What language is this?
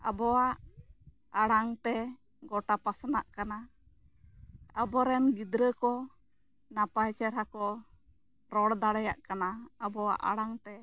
Santali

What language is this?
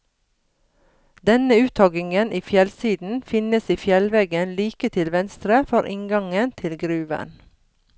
Norwegian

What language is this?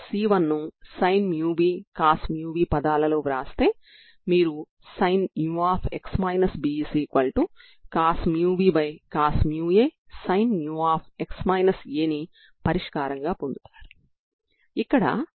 Telugu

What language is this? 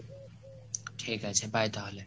Bangla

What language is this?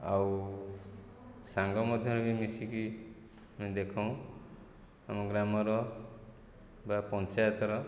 Odia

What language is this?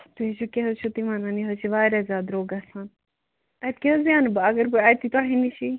Kashmiri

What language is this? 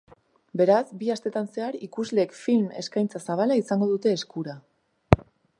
Basque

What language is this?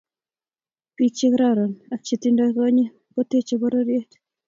Kalenjin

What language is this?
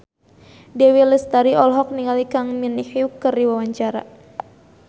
Sundanese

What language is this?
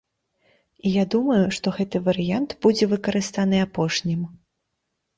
Belarusian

